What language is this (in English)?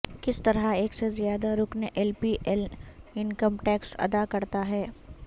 Urdu